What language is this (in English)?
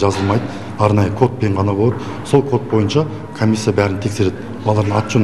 Turkish